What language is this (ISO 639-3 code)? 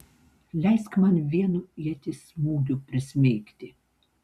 lit